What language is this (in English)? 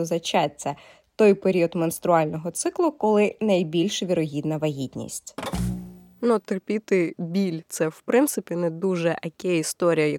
Ukrainian